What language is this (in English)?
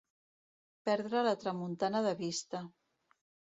Catalan